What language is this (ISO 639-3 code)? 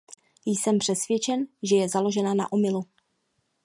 ces